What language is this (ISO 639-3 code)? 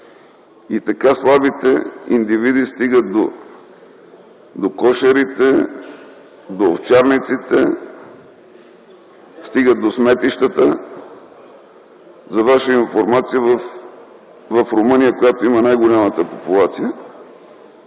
bul